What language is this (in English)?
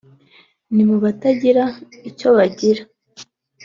Kinyarwanda